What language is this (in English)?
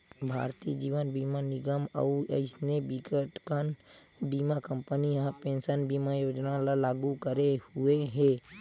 Chhattisgarhi